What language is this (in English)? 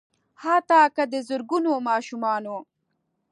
Pashto